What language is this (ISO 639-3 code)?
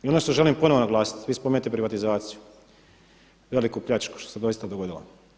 hrv